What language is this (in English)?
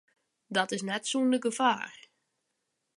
Western Frisian